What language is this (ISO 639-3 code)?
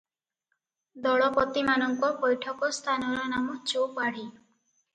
ori